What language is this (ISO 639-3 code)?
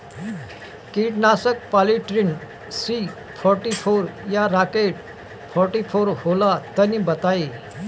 bho